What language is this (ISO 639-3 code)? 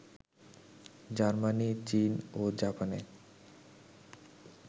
ben